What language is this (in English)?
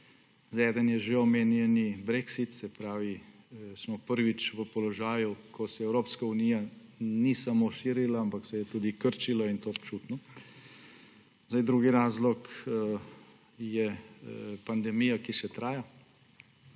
Slovenian